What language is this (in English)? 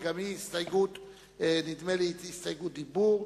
Hebrew